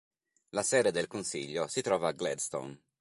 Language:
Italian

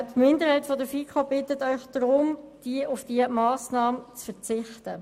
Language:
Swiss German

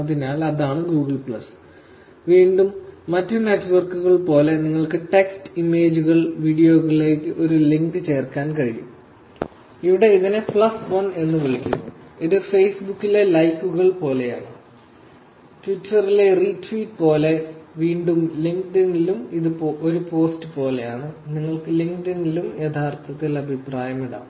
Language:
Malayalam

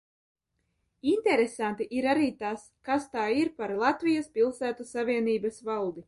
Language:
Latvian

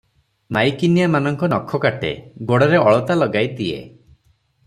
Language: Odia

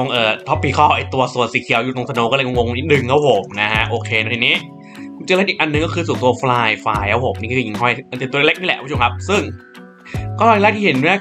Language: Thai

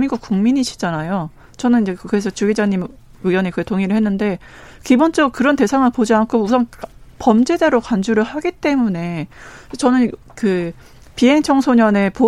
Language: Korean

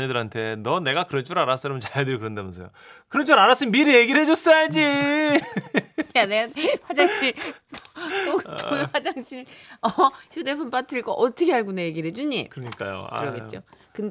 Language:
Korean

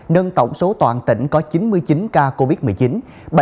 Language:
Vietnamese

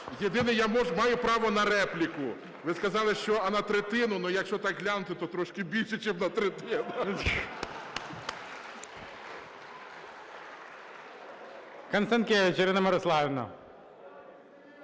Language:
Ukrainian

